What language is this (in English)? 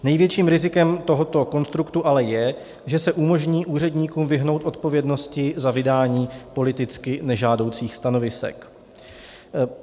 Czech